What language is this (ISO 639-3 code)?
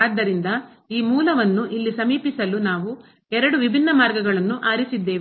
kan